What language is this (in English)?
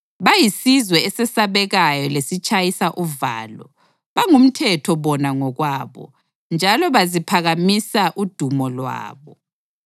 North Ndebele